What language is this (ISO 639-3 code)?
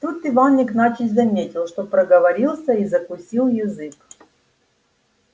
rus